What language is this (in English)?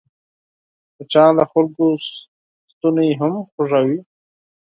Pashto